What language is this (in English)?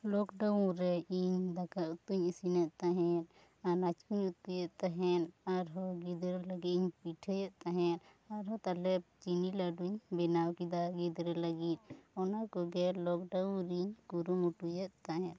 Santali